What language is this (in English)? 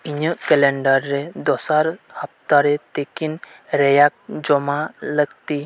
Santali